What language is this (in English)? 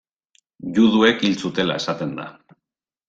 Basque